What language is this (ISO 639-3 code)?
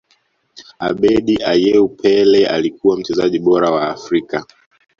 swa